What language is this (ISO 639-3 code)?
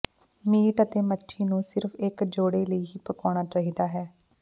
pan